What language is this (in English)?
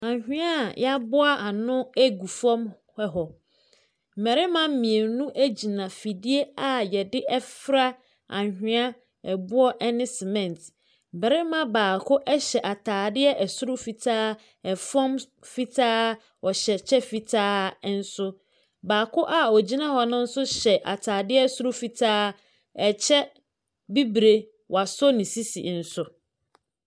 Akan